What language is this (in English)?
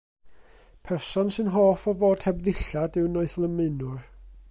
Welsh